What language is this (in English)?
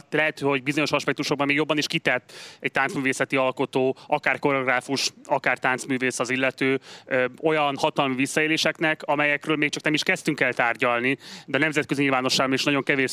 Hungarian